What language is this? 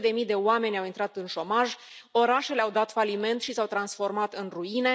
Romanian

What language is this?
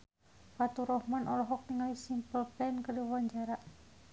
Sundanese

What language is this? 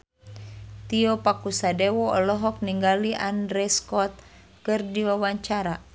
Sundanese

